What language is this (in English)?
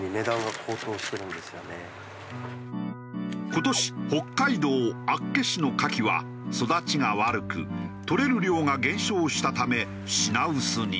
Japanese